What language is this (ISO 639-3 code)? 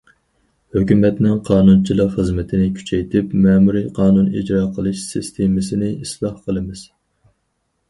uig